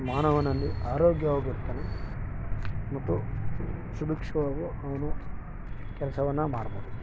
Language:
Kannada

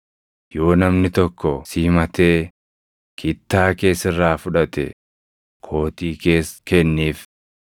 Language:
Oromo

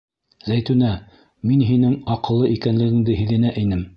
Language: Bashkir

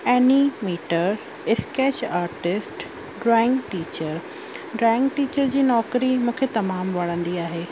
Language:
Sindhi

